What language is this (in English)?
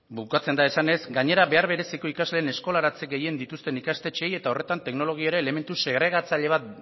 Basque